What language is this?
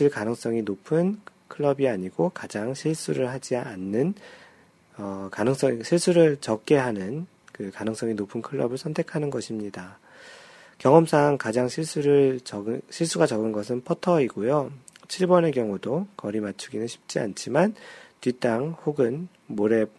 Korean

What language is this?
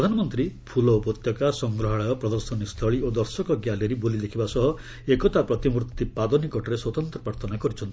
Odia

